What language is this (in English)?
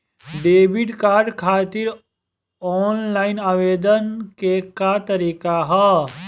Bhojpuri